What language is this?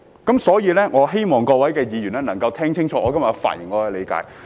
Cantonese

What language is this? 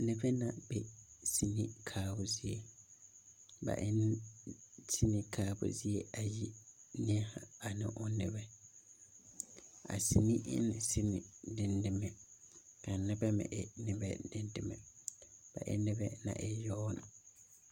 Southern Dagaare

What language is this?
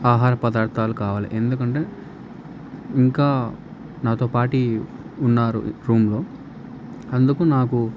Telugu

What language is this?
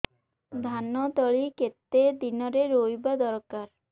Odia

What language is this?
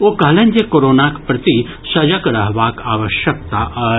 Maithili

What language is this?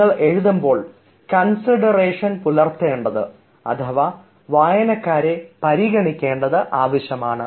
Malayalam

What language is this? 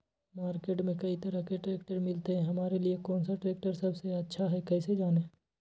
Magahi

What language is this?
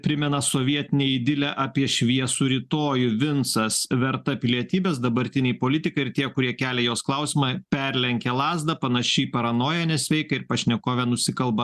Lithuanian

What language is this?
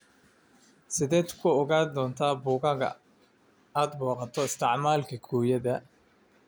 Somali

